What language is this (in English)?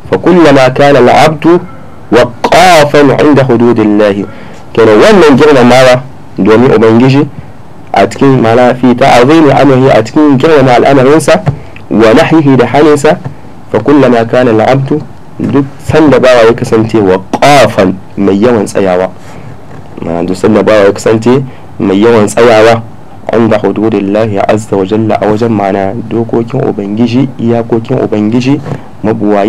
Arabic